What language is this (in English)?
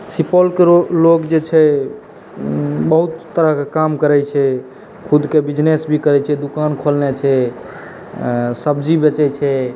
Maithili